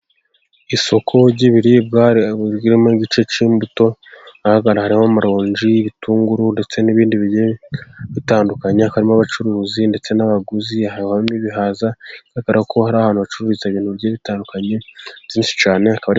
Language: Kinyarwanda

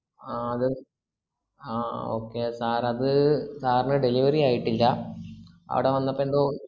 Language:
Malayalam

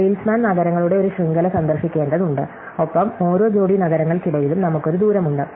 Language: Malayalam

